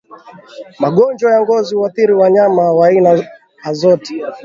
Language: Swahili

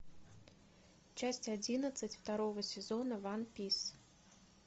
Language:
Russian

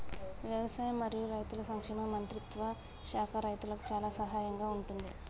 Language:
Telugu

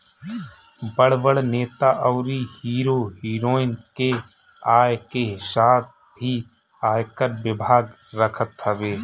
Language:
Bhojpuri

